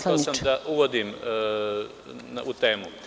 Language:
Serbian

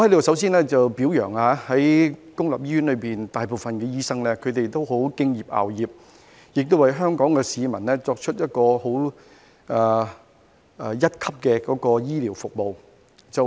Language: Cantonese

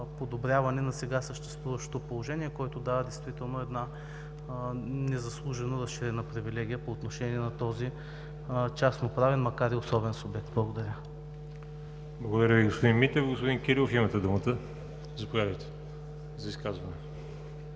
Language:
Bulgarian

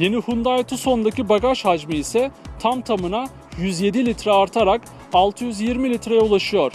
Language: Turkish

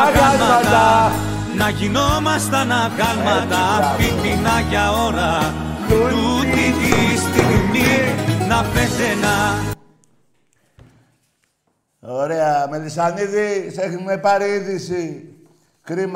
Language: Greek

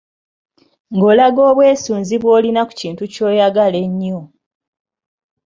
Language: Ganda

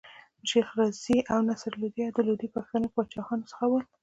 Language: Pashto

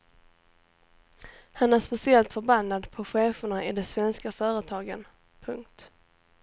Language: Swedish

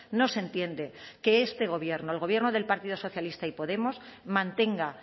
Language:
Spanish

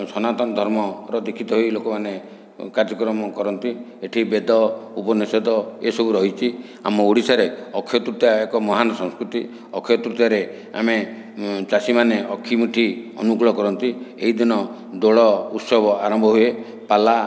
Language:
Odia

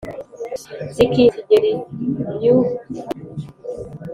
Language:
Kinyarwanda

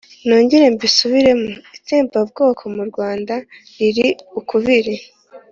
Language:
Kinyarwanda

